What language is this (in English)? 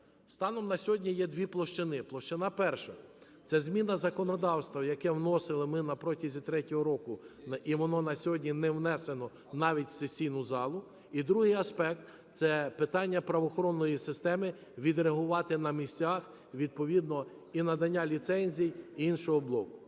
Ukrainian